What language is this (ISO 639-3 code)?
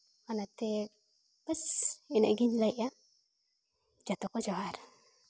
sat